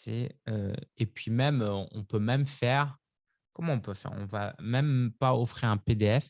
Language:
French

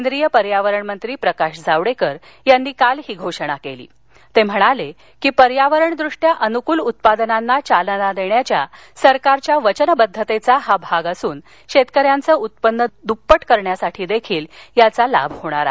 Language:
Marathi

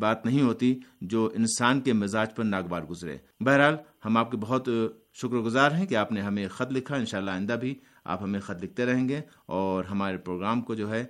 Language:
Urdu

